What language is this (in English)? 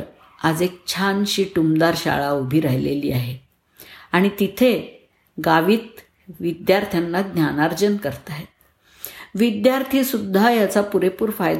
Marathi